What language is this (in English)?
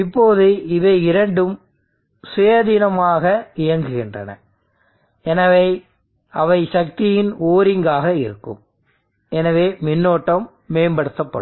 Tamil